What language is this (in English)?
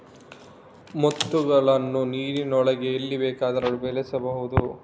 Kannada